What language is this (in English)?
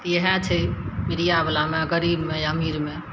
Maithili